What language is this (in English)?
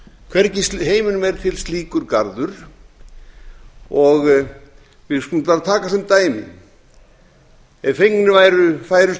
Icelandic